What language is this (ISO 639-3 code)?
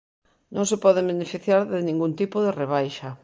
glg